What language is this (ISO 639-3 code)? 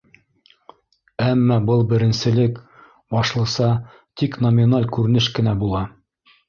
bak